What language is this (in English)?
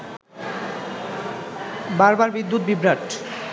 Bangla